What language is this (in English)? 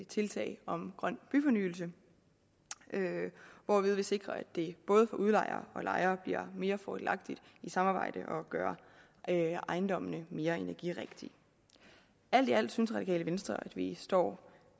Danish